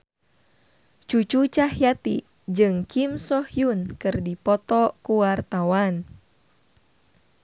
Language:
Sundanese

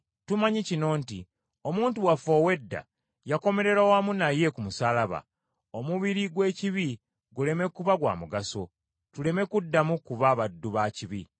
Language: Ganda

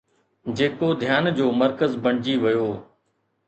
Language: Sindhi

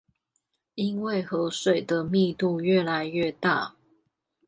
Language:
Chinese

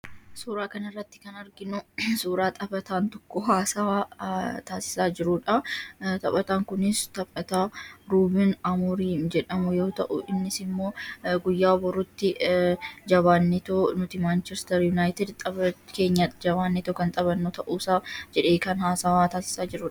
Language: Oromo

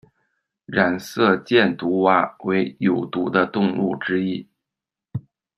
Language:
Chinese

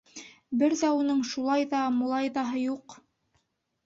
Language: Bashkir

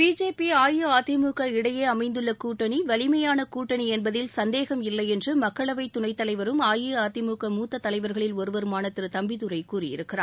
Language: Tamil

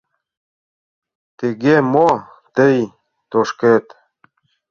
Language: Mari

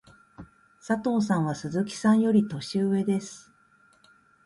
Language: Japanese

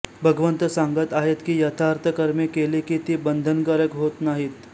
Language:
Marathi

